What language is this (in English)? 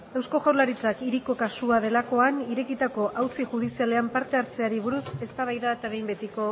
Basque